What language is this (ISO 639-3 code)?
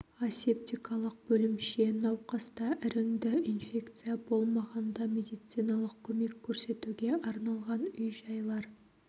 kaz